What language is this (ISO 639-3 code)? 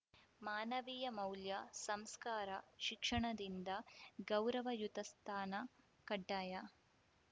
kan